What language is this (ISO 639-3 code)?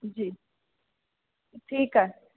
snd